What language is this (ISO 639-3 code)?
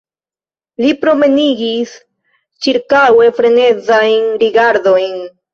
epo